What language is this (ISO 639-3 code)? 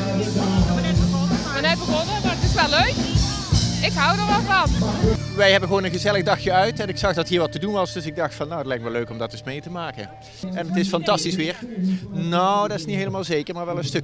nld